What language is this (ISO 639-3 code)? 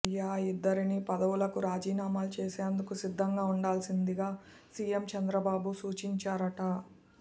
tel